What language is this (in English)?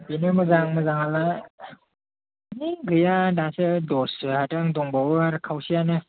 Bodo